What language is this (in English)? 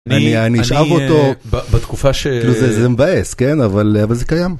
Hebrew